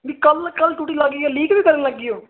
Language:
Punjabi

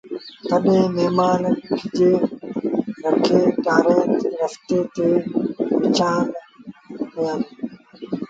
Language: Sindhi Bhil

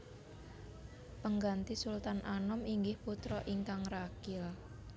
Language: Javanese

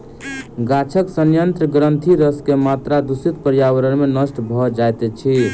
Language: Maithili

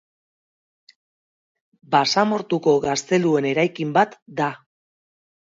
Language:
Basque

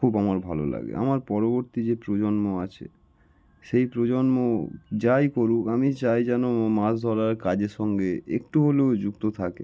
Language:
Bangla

